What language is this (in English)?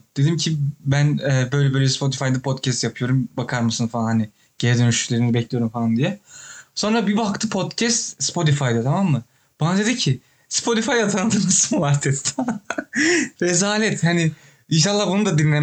Turkish